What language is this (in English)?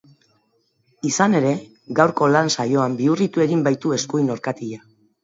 Basque